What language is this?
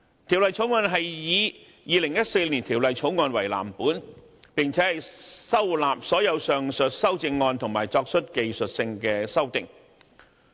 Cantonese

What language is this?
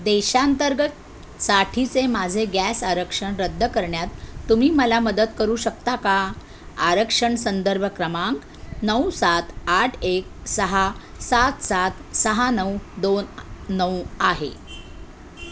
Marathi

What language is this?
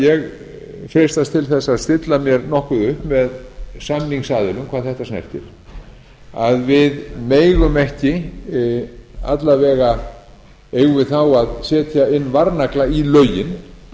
Icelandic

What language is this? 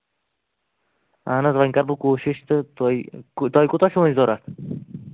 Kashmiri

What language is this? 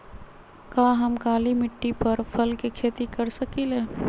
Magahi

